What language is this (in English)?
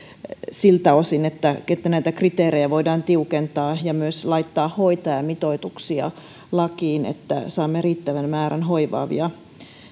Finnish